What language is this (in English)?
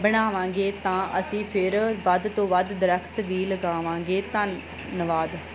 Punjabi